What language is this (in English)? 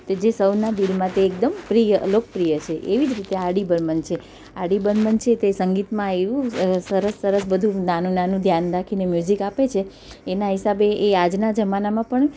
Gujarati